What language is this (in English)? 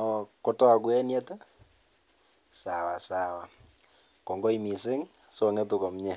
Kalenjin